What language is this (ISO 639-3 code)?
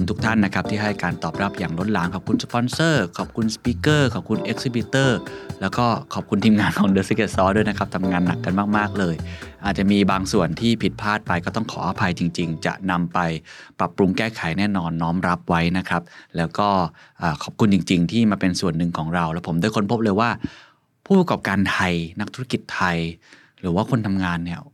tha